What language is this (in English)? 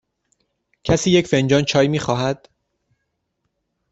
Persian